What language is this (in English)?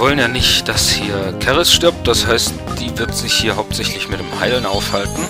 German